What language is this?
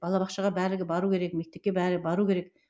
Kazakh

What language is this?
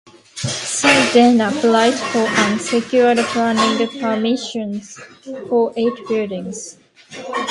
English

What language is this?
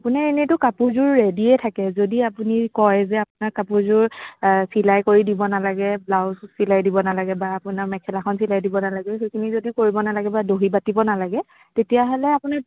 Assamese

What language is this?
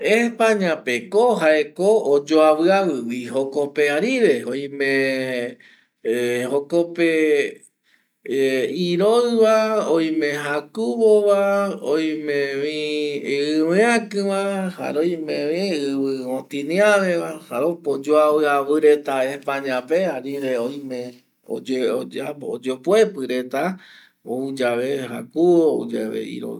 Eastern Bolivian Guaraní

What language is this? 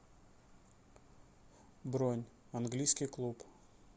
Russian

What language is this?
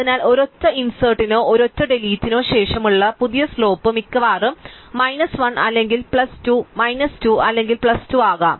Malayalam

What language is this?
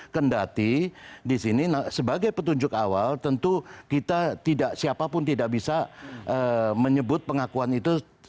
Indonesian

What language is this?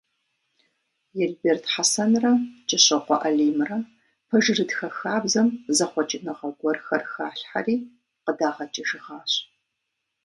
Kabardian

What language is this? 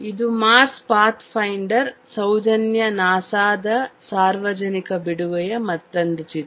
Kannada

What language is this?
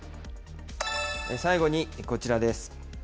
Japanese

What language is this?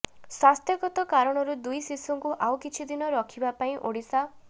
Odia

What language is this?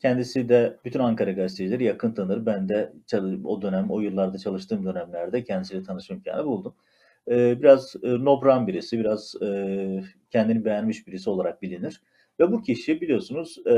Turkish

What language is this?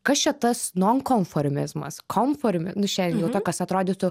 Lithuanian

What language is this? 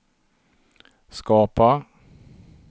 Swedish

